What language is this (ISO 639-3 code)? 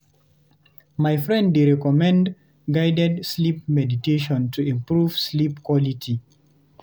pcm